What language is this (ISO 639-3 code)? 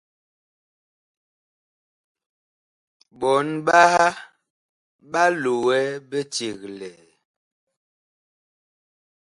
bkh